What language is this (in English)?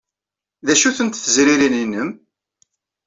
Kabyle